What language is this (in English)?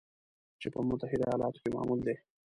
Pashto